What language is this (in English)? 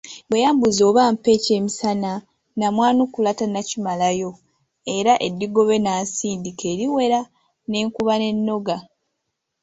Ganda